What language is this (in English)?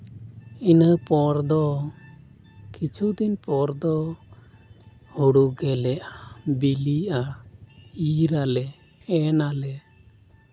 Santali